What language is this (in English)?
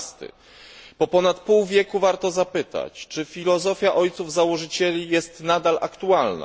Polish